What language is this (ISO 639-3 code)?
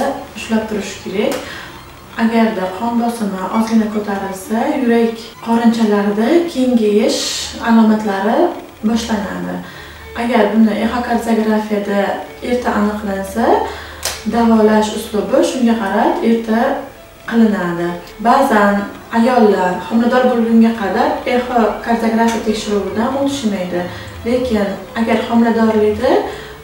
tur